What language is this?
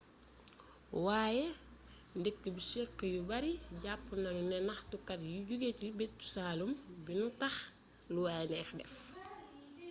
Wolof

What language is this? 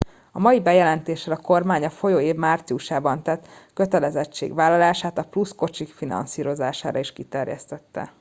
Hungarian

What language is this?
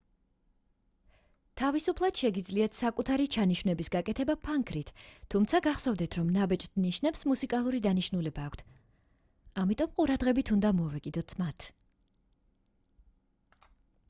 Georgian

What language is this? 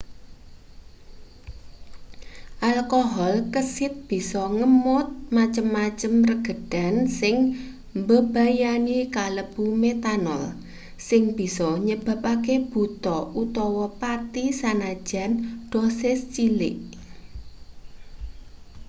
Javanese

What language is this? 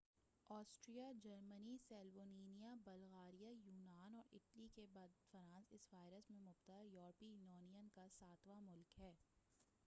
Urdu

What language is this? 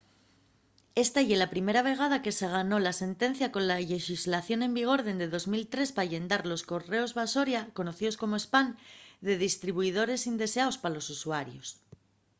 Asturian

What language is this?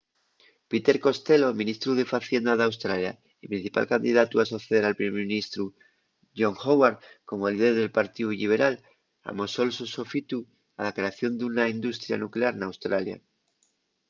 Asturian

